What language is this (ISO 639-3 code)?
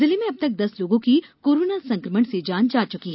hin